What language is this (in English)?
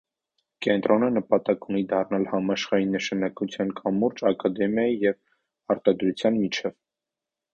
Armenian